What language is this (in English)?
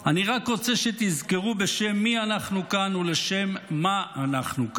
Hebrew